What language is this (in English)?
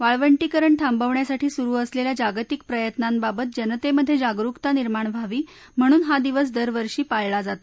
Marathi